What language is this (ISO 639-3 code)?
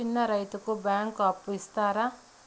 tel